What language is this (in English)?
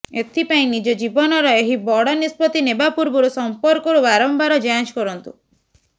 Odia